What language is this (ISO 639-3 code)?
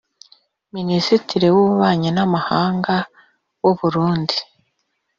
kin